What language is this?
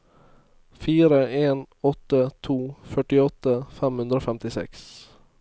Norwegian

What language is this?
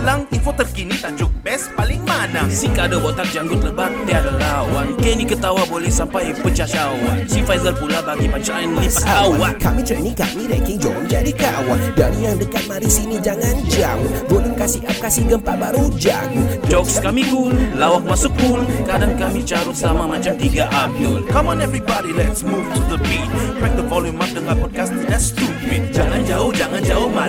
Malay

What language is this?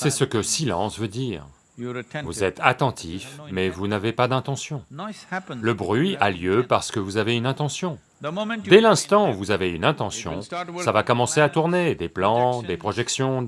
French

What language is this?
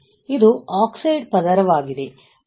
Kannada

